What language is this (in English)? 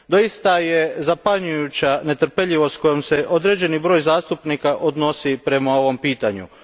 Croatian